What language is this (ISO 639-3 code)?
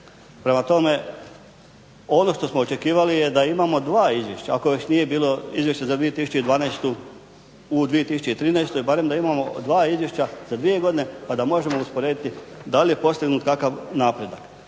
hrv